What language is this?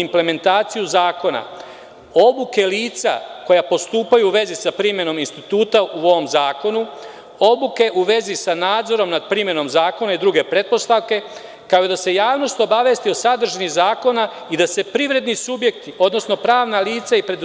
Serbian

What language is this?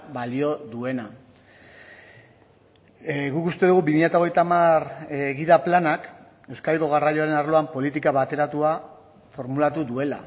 Basque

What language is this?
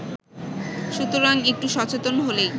Bangla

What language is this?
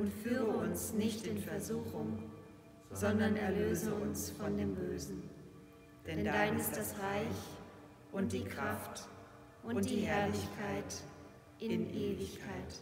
German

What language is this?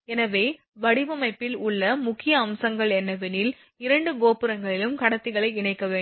Tamil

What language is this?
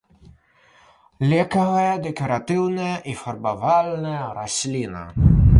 Belarusian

